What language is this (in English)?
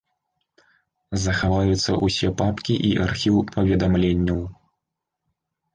Belarusian